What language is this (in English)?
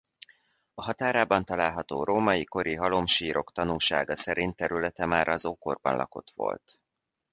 Hungarian